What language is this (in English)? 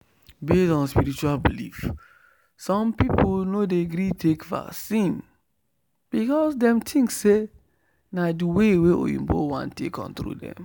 Nigerian Pidgin